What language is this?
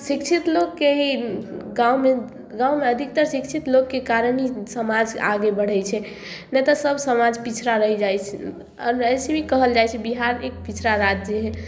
Maithili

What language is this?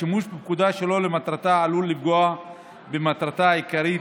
Hebrew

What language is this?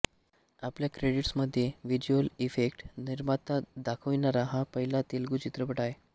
Marathi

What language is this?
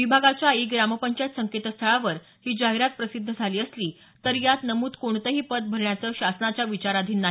Marathi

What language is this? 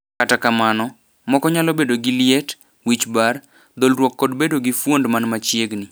Luo (Kenya and Tanzania)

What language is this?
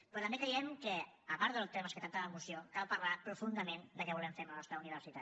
Catalan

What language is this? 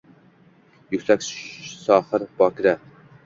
Uzbek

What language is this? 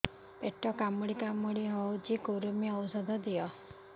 Odia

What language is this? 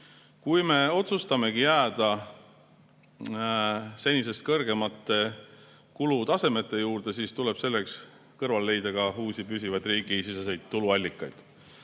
Estonian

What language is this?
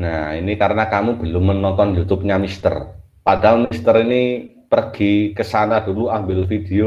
Indonesian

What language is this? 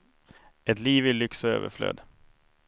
Swedish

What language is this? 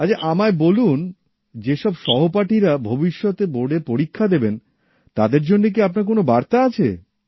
Bangla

